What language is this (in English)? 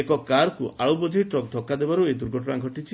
Odia